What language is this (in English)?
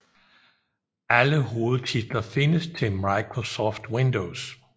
Danish